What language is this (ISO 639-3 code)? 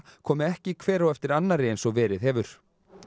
isl